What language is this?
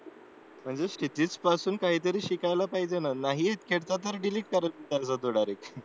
Marathi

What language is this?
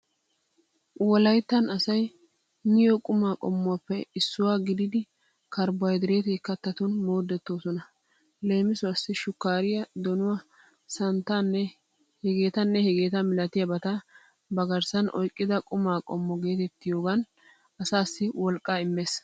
Wolaytta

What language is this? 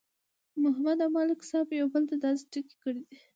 Pashto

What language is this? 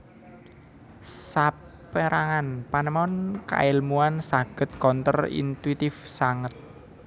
Javanese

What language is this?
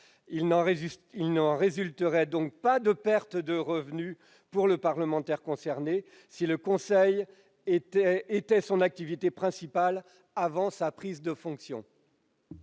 French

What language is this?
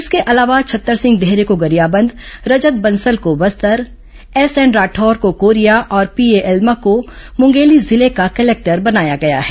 Hindi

